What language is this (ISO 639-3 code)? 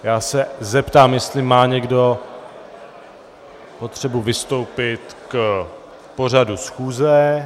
ces